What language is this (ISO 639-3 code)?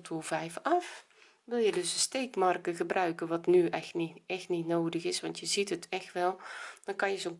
nld